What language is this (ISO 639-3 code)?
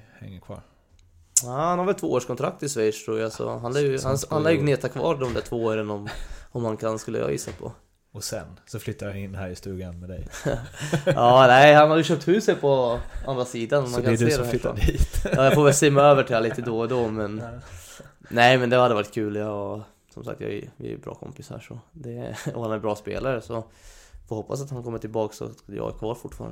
swe